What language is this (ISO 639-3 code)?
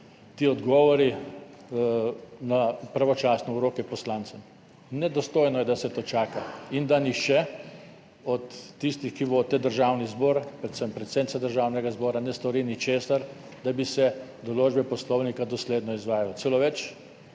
slv